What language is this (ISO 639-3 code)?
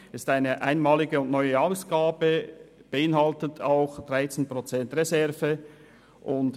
gsw